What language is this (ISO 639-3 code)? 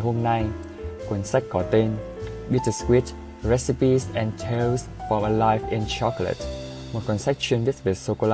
vie